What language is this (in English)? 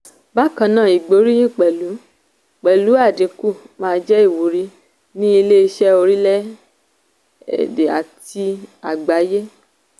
Yoruba